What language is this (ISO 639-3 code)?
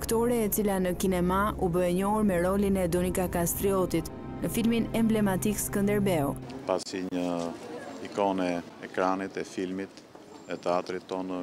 ron